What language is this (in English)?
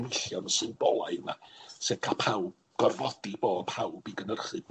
Welsh